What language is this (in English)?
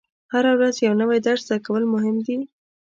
Pashto